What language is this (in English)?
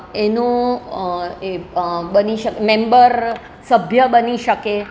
Gujarati